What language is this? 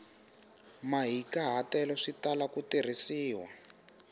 Tsonga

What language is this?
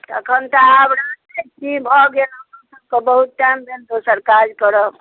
Maithili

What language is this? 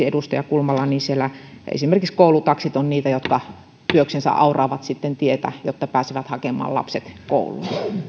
Finnish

